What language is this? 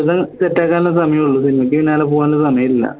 Malayalam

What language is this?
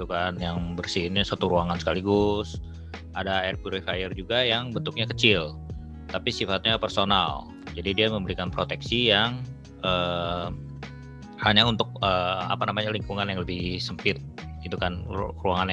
Indonesian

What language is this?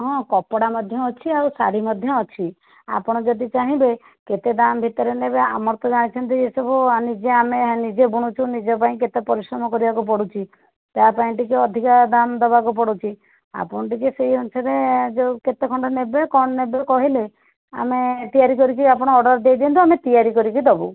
Odia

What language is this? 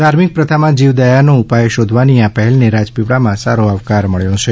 Gujarati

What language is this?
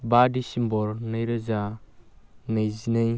Bodo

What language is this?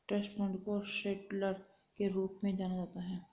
Hindi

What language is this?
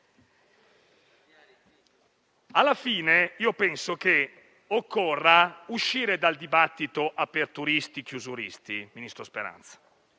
Italian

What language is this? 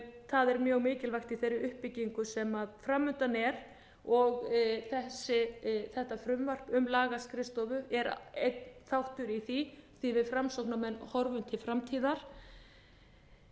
Icelandic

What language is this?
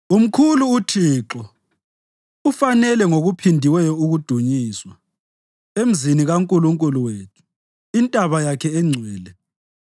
North Ndebele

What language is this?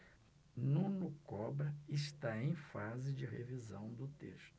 Portuguese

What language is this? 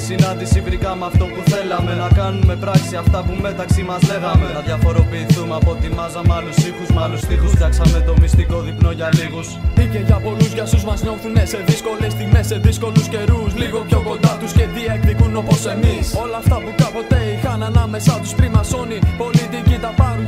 Greek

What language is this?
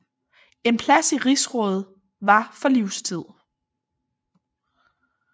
Danish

